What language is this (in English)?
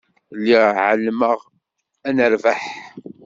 Kabyle